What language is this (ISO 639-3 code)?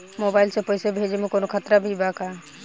bho